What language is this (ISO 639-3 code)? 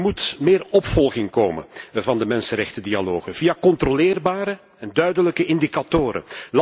nld